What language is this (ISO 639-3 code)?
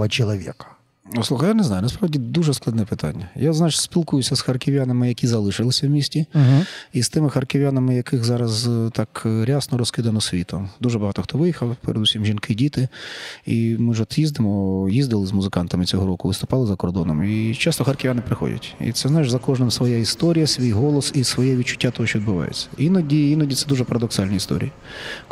ukr